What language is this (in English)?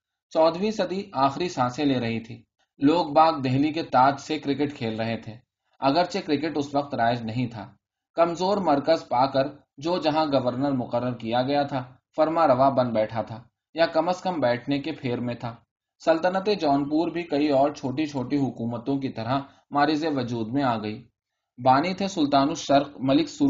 Urdu